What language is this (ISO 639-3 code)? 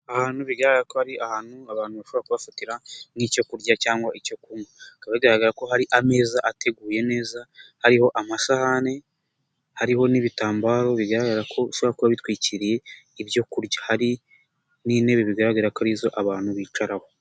kin